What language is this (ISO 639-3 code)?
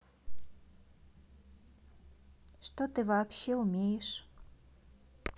rus